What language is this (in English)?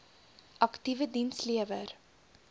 Afrikaans